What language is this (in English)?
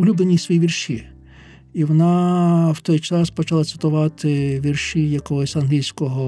Ukrainian